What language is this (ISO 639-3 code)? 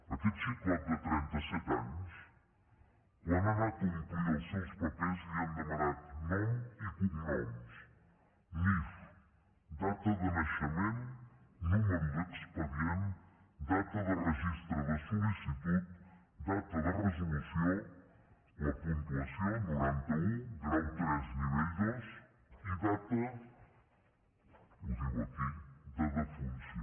cat